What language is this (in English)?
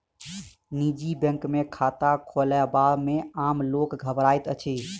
Maithili